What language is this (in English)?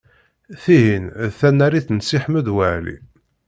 Kabyle